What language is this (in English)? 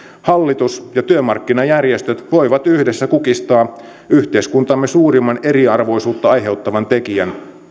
Finnish